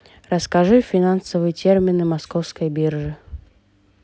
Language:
Russian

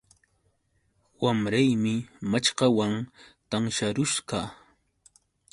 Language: Yauyos Quechua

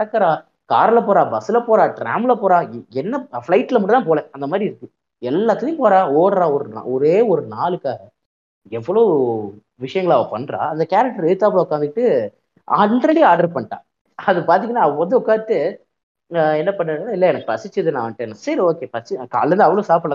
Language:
Tamil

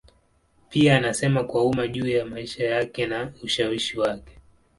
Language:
Swahili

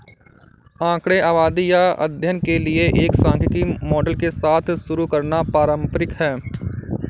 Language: Hindi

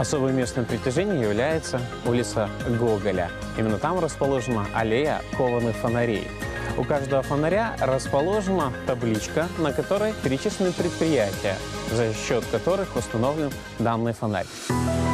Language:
Russian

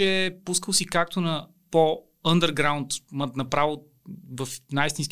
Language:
Bulgarian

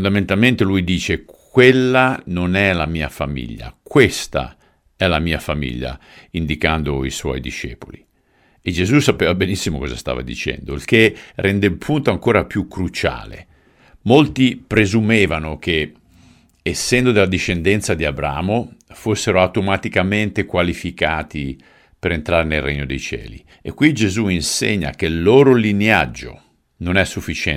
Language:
Italian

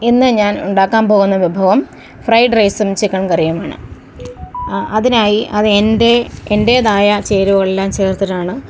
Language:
Malayalam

